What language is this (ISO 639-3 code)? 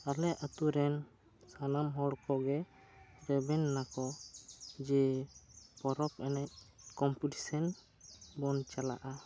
sat